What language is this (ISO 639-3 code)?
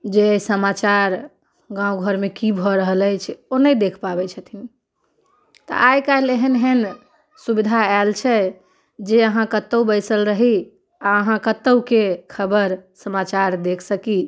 mai